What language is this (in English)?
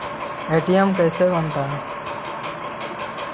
Magahi